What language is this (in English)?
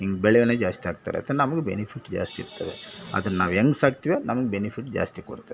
Kannada